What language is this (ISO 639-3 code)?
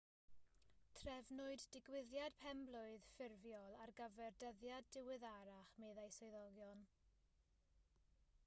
cym